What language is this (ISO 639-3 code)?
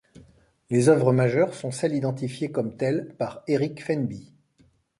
fra